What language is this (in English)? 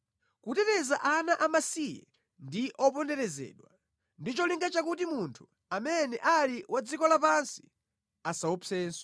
Nyanja